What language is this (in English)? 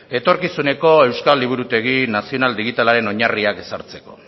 Basque